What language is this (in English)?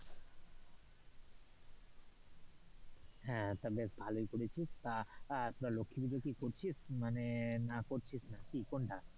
Bangla